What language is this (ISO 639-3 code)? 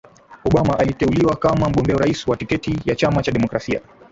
swa